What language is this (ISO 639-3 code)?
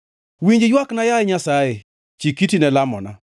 luo